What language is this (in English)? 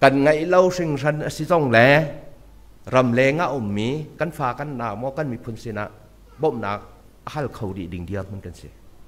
Thai